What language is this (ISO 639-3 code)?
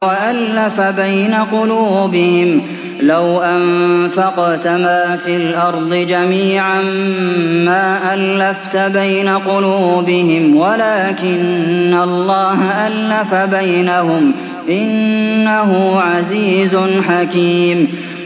ara